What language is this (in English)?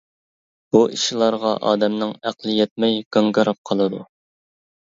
Uyghur